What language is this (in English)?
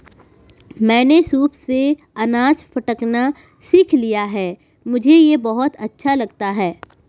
Hindi